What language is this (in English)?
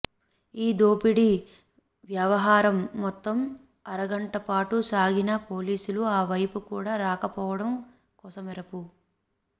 Telugu